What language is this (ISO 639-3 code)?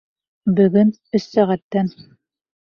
bak